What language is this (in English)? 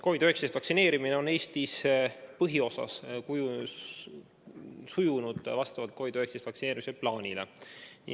Estonian